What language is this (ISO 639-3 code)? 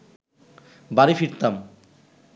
ben